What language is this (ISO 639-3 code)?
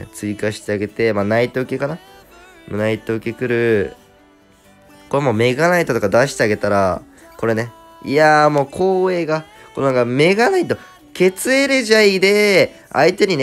jpn